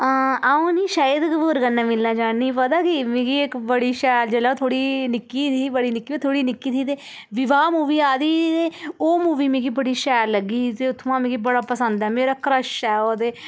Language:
Dogri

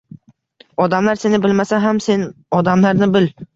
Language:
Uzbek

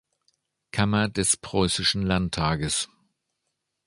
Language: German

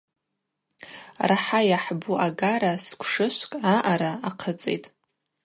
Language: Abaza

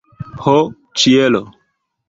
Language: Esperanto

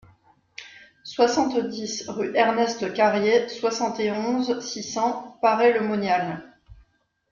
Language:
French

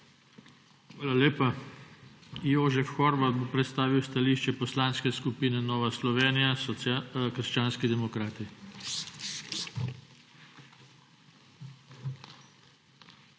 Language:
Slovenian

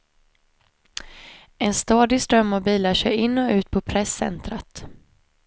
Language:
Swedish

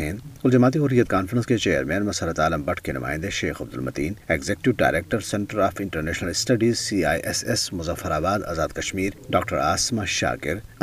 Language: Urdu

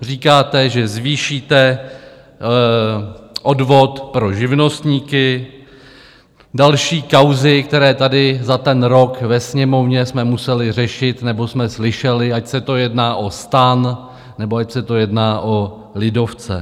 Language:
Czech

